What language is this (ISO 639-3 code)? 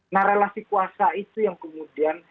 ind